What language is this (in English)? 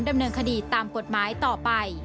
Thai